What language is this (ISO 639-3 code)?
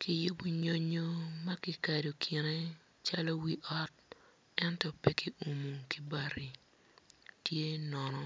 ach